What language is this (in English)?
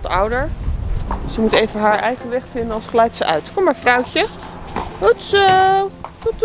Dutch